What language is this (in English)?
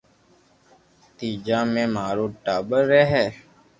Loarki